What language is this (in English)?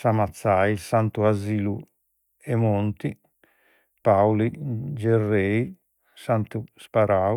Sardinian